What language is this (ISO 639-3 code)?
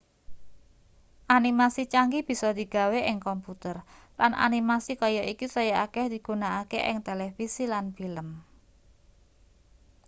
jav